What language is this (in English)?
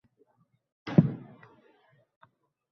Uzbek